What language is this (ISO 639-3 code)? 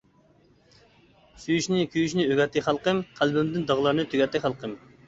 uig